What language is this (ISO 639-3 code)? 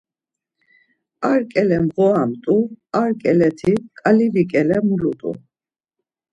lzz